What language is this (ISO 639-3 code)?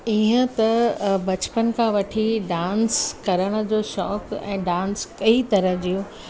snd